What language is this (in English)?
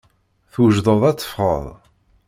Kabyle